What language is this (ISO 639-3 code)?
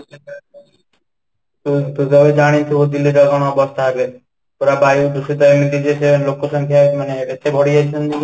ori